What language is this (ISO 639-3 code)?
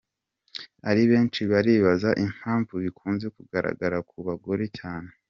kin